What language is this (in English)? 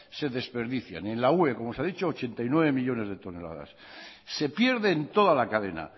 Spanish